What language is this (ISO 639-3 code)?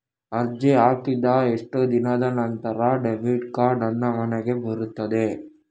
kan